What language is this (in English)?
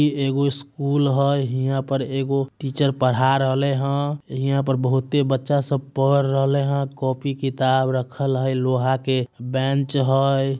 Magahi